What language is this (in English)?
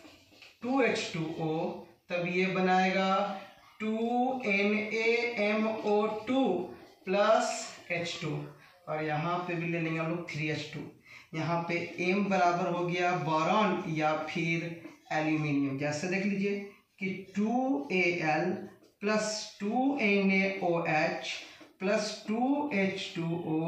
Hindi